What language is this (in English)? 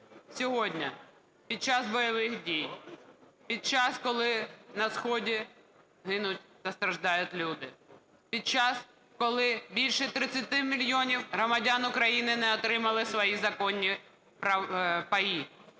Ukrainian